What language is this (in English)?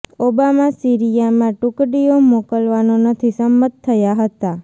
Gujarati